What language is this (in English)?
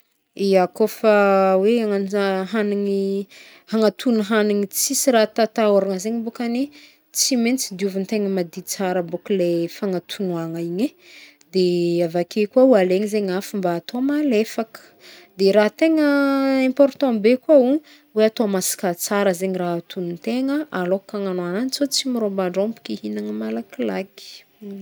Northern Betsimisaraka Malagasy